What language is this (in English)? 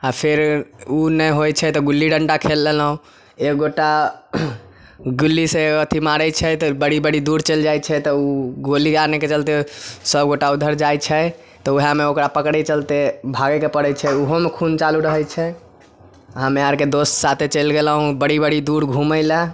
Maithili